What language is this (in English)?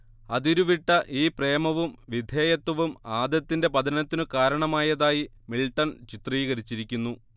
Malayalam